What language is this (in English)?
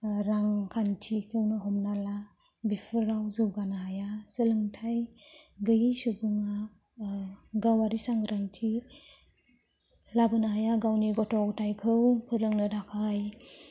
Bodo